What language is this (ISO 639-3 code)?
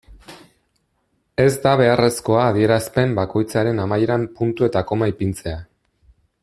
eus